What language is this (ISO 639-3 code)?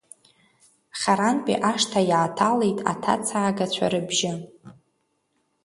abk